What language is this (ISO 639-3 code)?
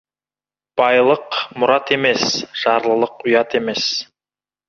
kaz